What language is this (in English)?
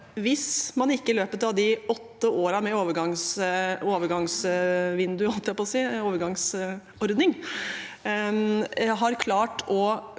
Norwegian